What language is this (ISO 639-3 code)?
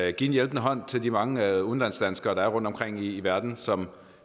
dan